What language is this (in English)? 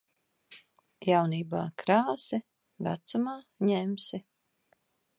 Latvian